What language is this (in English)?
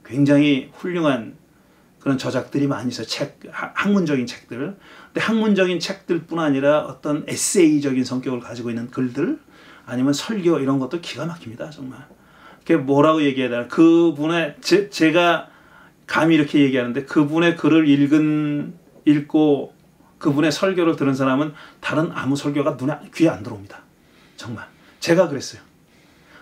Korean